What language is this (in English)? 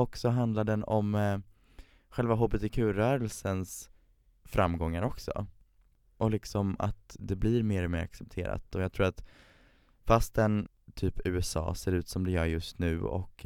Swedish